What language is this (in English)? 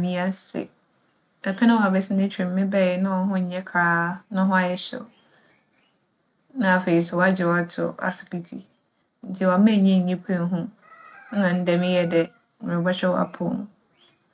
Akan